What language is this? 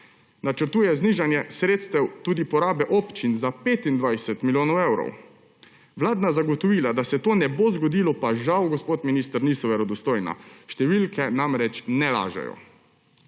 Slovenian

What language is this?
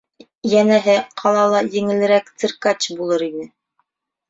Bashkir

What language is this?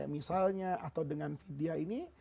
Indonesian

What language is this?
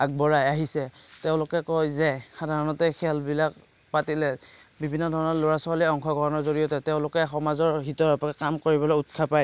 Assamese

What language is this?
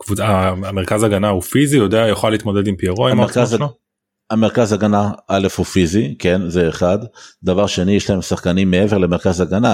Hebrew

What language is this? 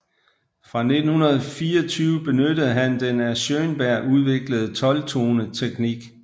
Danish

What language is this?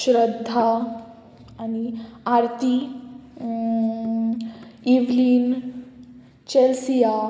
Konkani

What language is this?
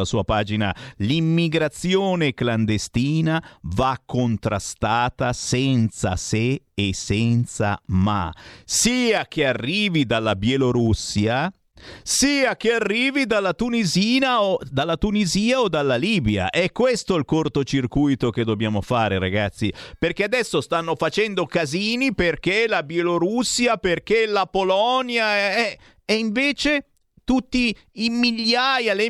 Italian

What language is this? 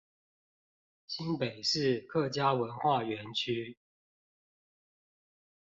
Chinese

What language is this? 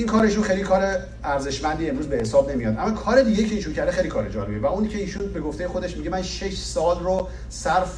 Persian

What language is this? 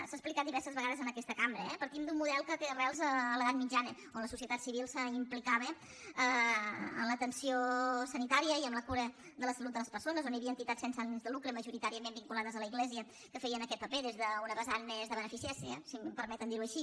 Catalan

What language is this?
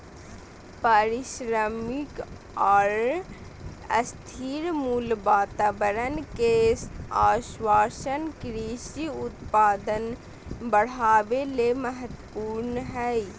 Magahi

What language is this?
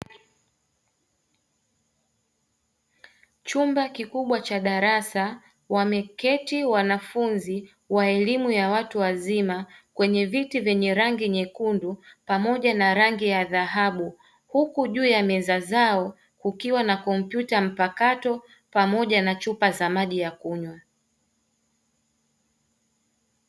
Swahili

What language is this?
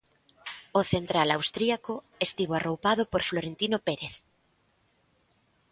Galician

